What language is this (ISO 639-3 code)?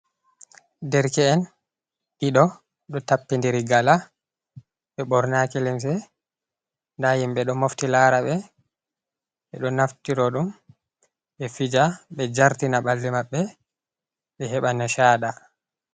ful